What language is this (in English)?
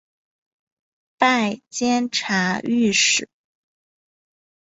Chinese